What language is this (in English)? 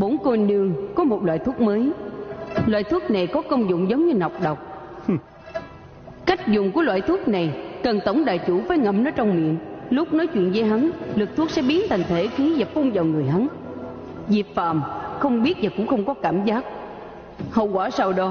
Vietnamese